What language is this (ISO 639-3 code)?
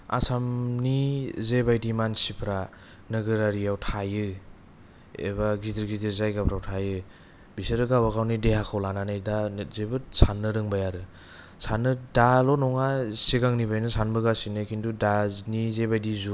brx